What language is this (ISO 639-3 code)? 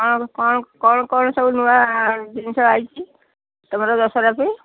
ori